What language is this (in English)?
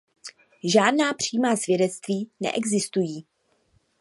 Czech